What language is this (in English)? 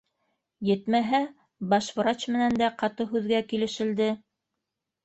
Bashkir